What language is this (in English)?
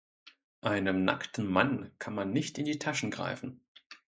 German